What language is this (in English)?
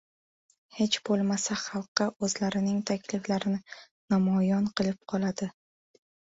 Uzbek